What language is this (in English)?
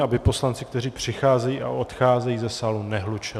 Czech